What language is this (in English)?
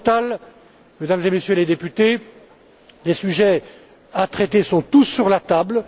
French